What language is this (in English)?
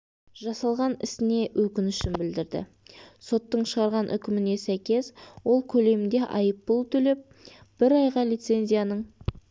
Kazakh